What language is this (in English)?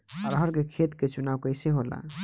Bhojpuri